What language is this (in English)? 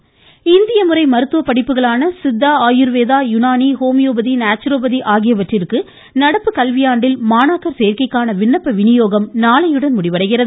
Tamil